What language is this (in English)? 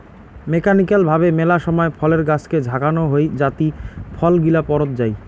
Bangla